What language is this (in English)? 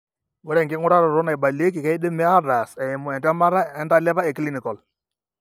Masai